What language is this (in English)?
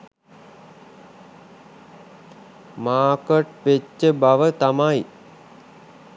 Sinhala